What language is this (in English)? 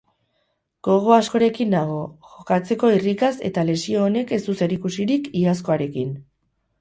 Basque